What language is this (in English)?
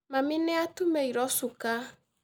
Kikuyu